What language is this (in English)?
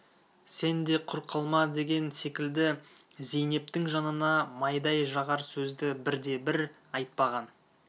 Kazakh